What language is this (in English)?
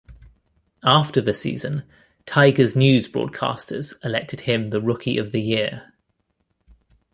English